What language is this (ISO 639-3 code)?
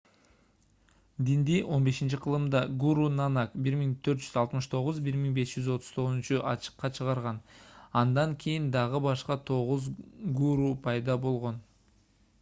kir